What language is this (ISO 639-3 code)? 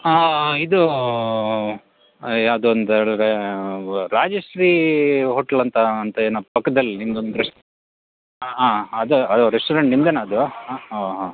kan